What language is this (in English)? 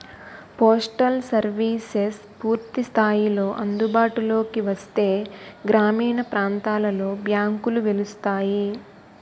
Telugu